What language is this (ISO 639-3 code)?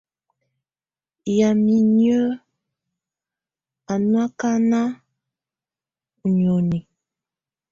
tvu